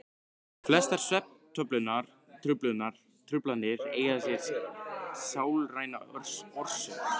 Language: Icelandic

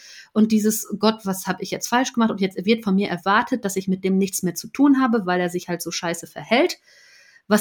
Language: German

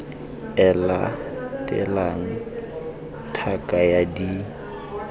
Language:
Tswana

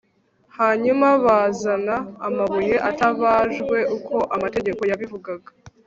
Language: Kinyarwanda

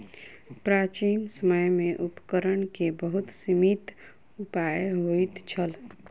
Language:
Maithili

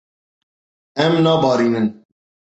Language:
Kurdish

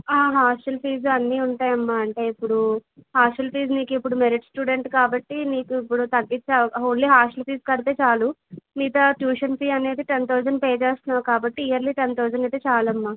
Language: Telugu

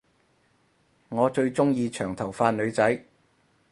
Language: Cantonese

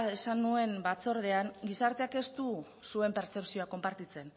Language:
Basque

